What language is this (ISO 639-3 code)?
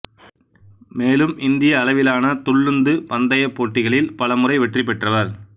tam